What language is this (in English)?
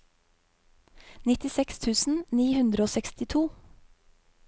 Norwegian